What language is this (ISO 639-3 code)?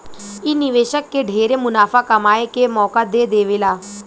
bho